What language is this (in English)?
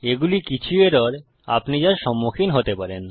Bangla